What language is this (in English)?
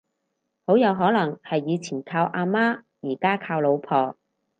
Cantonese